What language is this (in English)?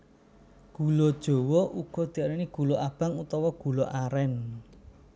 Javanese